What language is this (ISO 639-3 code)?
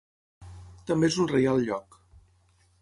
cat